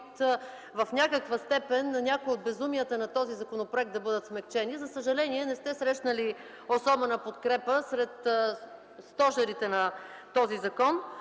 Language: Bulgarian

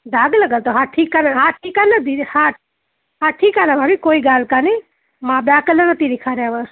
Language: Sindhi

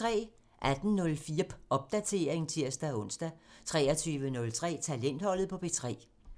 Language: Danish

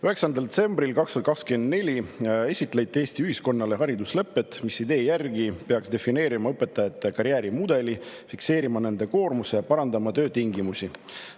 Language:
Estonian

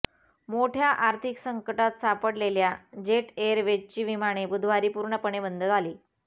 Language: Marathi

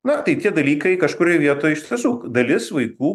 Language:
Lithuanian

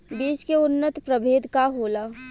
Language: Bhojpuri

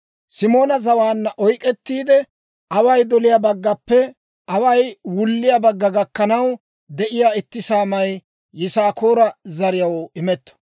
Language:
Dawro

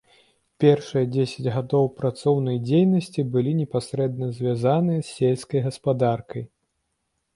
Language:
Belarusian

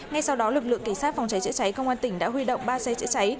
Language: Vietnamese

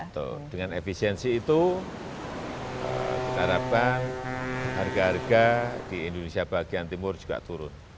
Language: Indonesian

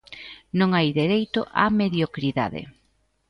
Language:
Galician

